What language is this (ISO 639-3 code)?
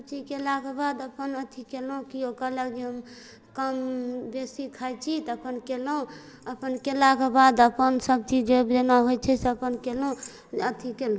mai